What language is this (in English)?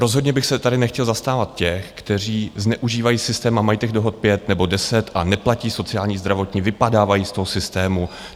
Czech